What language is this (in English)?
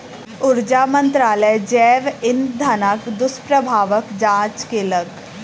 Maithili